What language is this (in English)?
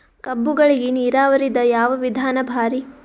Kannada